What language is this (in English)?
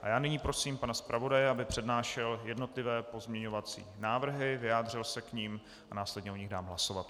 Czech